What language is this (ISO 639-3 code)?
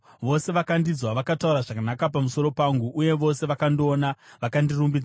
sna